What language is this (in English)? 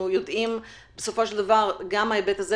Hebrew